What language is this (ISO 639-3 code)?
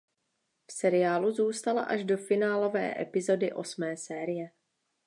ces